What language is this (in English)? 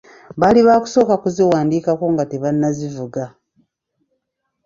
Ganda